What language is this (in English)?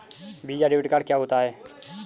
Hindi